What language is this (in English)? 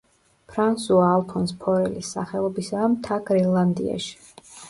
Georgian